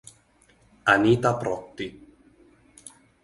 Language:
Italian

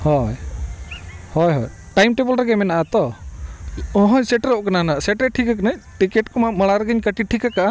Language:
Santali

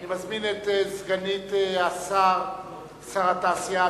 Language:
Hebrew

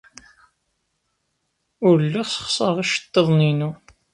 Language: Kabyle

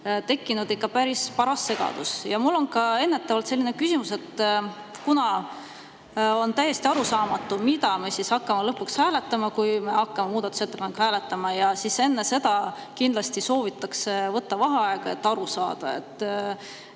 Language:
Estonian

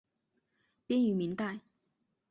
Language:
Chinese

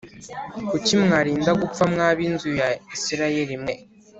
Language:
Kinyarwanda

